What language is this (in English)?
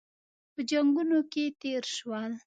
Pashto